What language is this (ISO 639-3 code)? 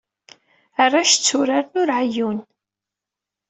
kab